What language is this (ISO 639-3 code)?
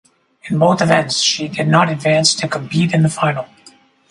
eng